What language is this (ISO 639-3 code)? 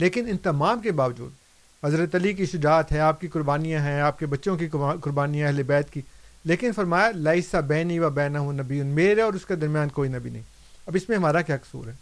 urd